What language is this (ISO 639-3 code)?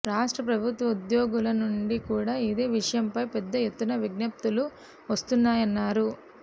tel